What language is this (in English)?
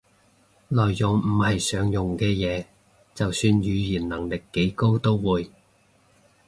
Cantonese